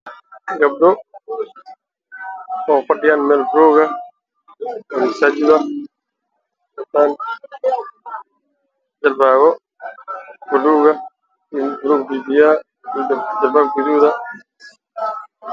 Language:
Somali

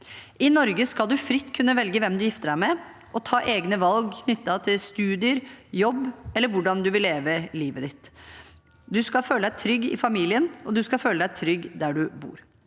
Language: Norwegian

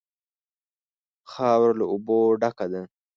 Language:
Pashto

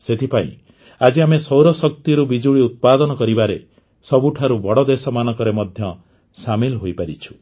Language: Odia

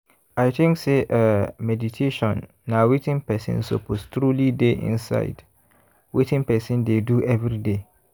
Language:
Nigerian Pidgin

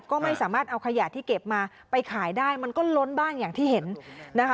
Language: Thai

